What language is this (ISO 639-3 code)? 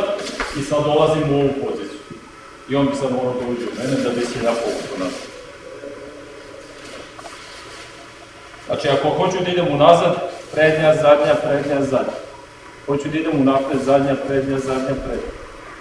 srp